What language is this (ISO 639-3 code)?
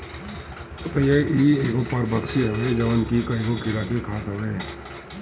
bho